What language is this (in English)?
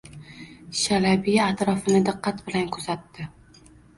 Uzbek